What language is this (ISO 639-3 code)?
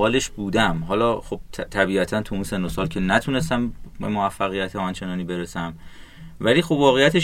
fas